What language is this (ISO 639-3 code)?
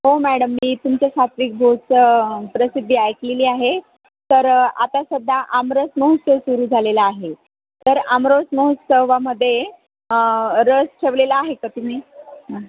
mar